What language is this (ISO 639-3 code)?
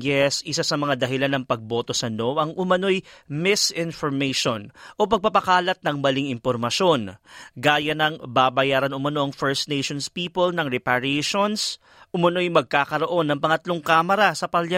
fil